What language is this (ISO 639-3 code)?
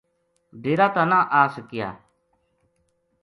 gju